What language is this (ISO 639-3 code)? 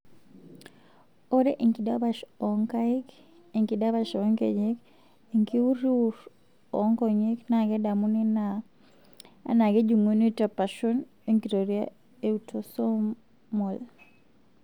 mas